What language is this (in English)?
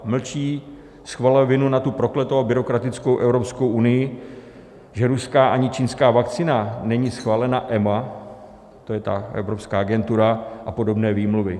Czech